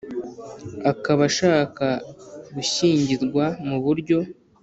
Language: Kinyarwanda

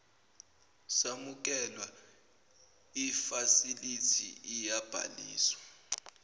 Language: Zulu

